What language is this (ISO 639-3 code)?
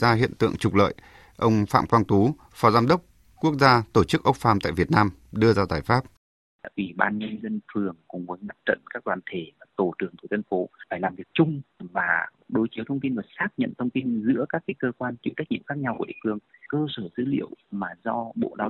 vie